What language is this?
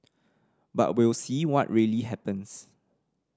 English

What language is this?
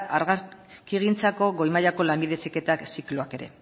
Basque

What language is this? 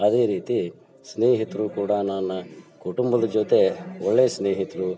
Kannada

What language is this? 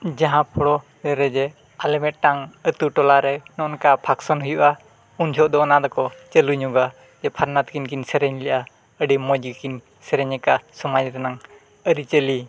Santali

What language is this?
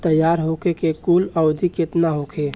Bhojpuri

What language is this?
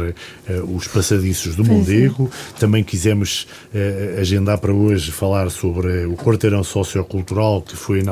Portuguese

